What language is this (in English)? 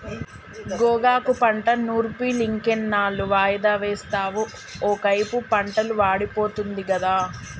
Telugu